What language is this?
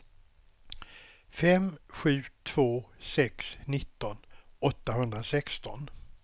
Swedish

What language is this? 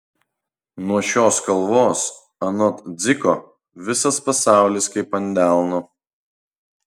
Lithuanian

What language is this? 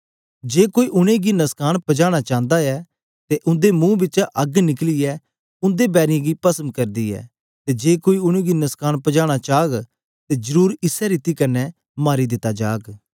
Dogri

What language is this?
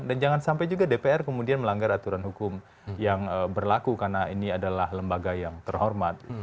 Indonesian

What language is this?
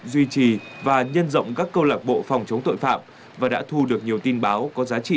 Vietnamese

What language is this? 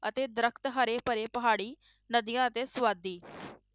Punjabi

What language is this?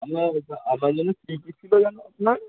Bangla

